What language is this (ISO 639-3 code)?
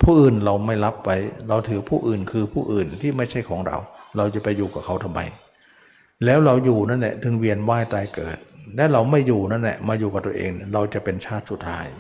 tha